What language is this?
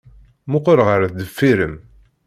Kabyle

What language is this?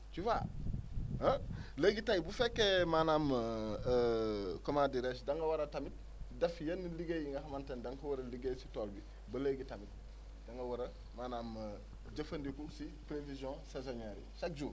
Wolof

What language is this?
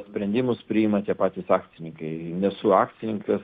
Lithuanian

